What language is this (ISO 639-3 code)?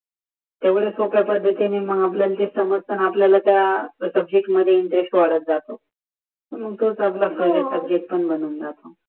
mar